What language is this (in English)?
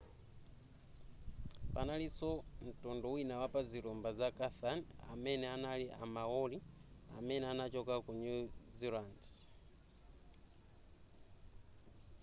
Nyanja